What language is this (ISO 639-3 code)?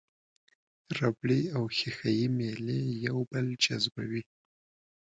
pus